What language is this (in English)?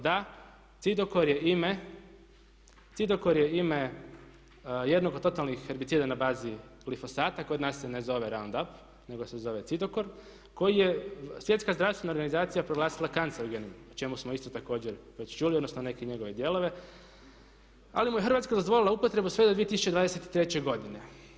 Croatian